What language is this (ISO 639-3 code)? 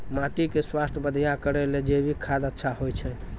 mai